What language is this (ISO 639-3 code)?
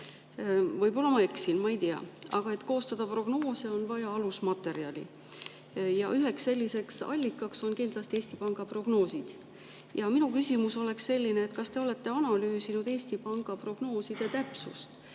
est